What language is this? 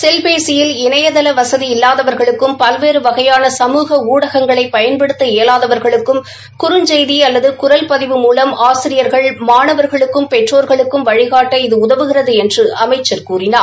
Tamil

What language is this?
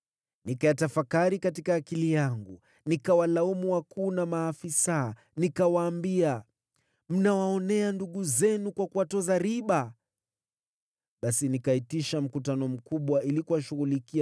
Swahili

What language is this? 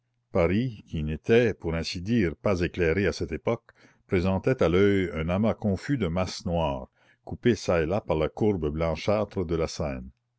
French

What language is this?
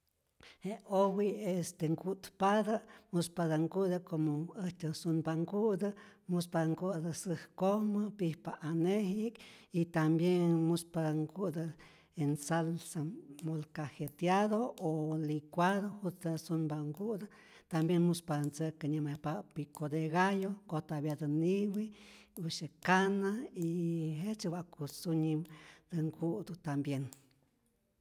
Rayón Zoque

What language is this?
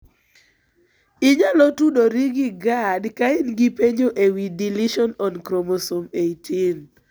Luo (Kenya and Tanzania)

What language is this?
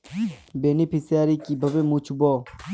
Bangla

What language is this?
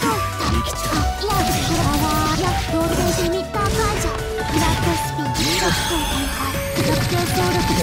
Japanese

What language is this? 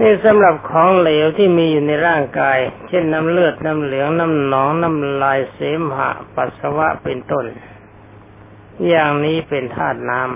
Thai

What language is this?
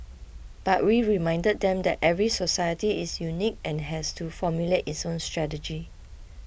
English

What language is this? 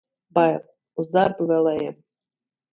Latvian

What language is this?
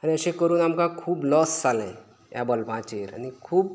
Konkani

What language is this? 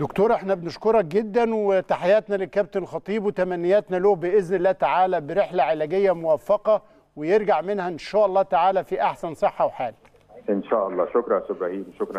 Arabic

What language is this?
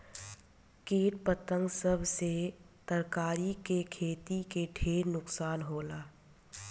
Bhojpuri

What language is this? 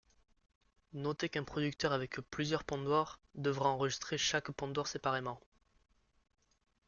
French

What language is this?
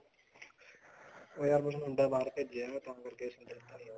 Punjabi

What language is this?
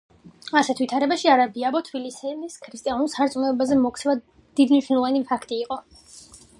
Georgian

